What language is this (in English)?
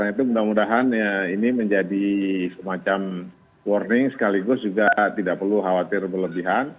Indonesian